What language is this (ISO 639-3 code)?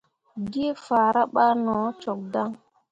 mua